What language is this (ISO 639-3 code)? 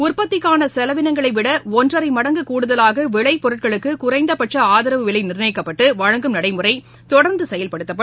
tam